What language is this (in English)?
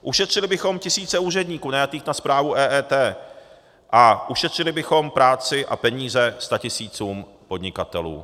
Czech